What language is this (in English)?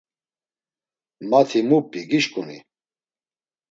Laz